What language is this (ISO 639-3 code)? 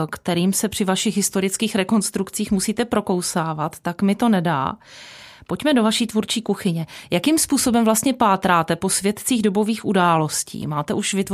ces